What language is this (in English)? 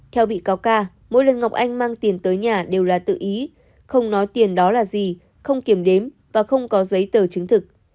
Vietnamese